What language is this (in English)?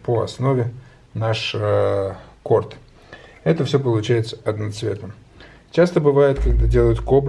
Russian